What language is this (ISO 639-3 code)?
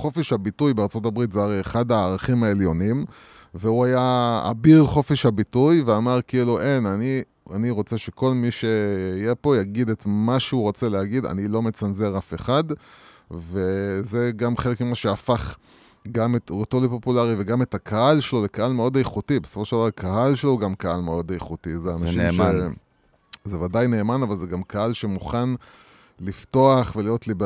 heb